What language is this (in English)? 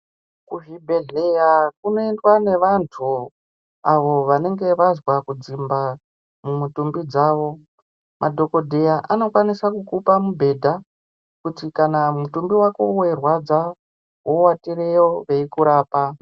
Ndau